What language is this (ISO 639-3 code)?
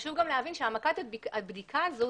heb